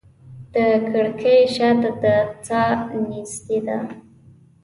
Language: Pashto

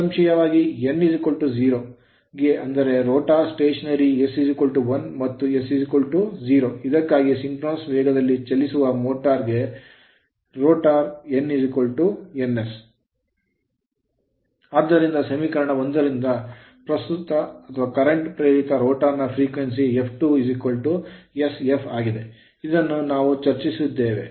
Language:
Kannada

